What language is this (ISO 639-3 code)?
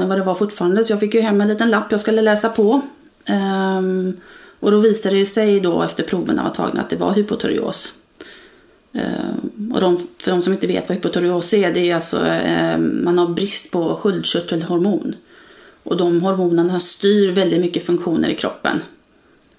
swe